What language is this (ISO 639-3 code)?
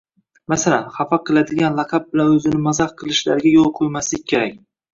uzb